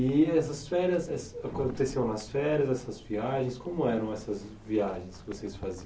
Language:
Portuguese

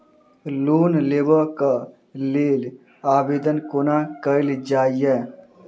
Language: Maithili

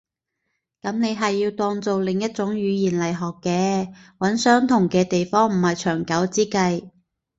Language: Cantonese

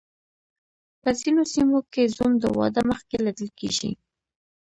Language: Pashto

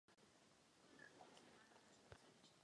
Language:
Czech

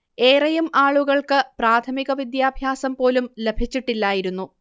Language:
Malayalam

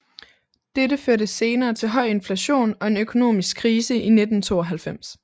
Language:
Danish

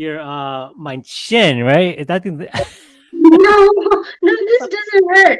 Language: English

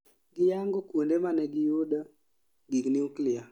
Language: Luo (Kenya and Tanzania)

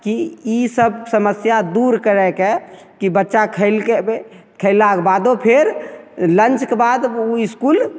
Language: Maithili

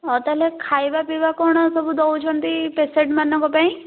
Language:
Odia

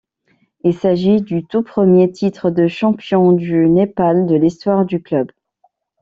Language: French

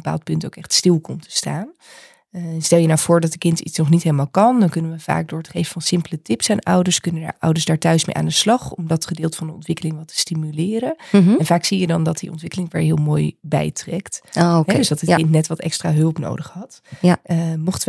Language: Dutch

